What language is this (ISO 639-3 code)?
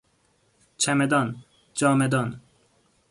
fas